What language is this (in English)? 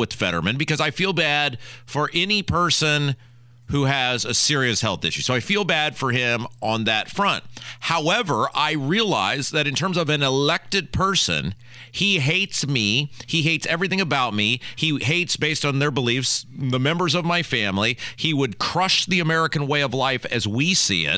English